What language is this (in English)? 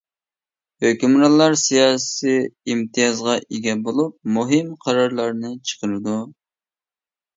Uyghur